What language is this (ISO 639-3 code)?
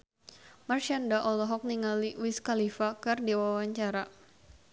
sun